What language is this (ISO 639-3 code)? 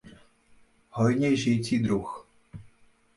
ces